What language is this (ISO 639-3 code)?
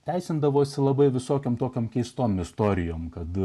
lit